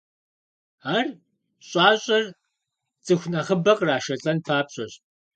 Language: Kabardian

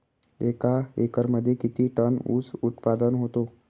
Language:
Marathi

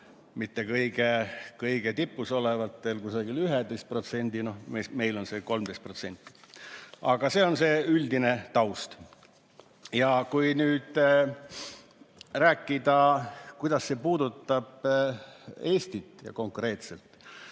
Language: Estonian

